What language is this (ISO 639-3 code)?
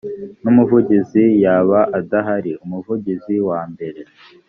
kin